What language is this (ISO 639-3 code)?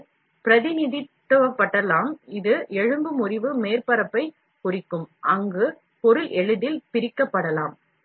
tam